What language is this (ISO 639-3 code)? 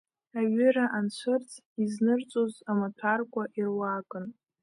abk